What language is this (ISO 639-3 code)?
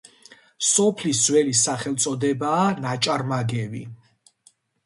kat